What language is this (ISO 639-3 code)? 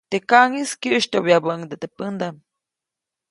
zoc